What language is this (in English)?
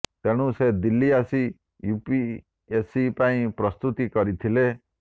Odia